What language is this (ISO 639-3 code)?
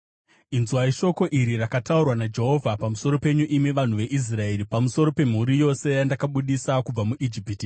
sna